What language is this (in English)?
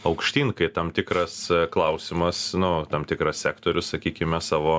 Lithuanian